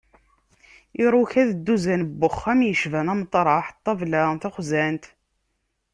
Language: Kabyle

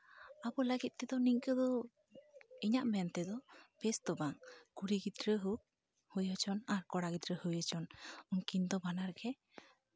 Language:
Santali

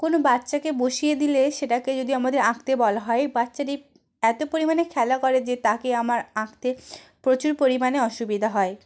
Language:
Bangla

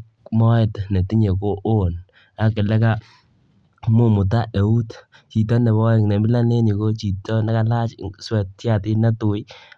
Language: Kalenjin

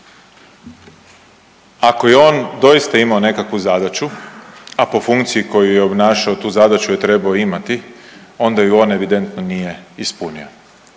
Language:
Croatian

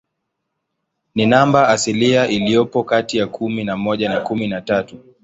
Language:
Swahili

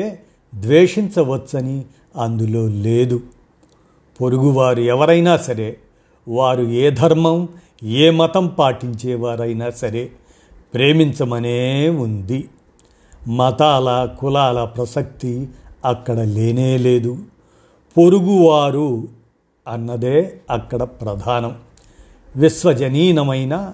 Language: Telugu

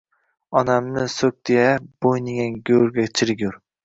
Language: Uzbek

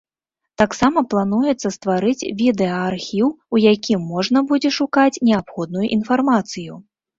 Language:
Belarusian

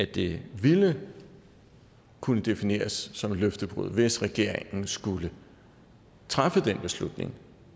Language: Danish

